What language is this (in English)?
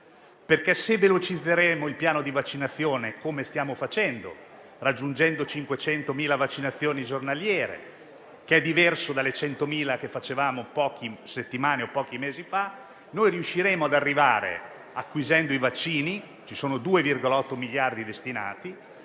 Italian